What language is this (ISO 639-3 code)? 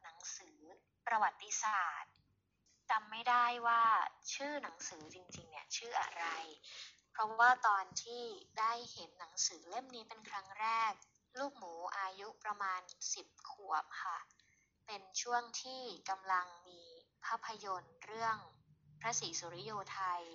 tha